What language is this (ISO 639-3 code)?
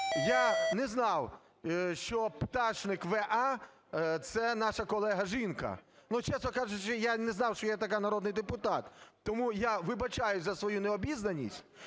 ukr